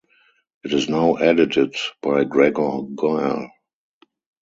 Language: English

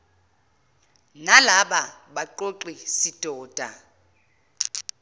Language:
Zulu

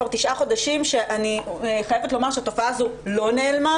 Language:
Hebrew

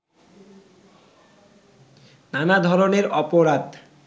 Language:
Bangla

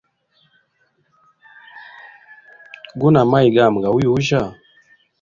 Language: Hemba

